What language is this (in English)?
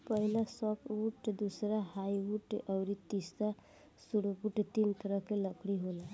Bhojpuri